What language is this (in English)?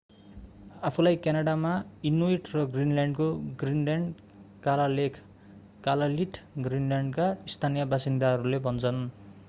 Nepali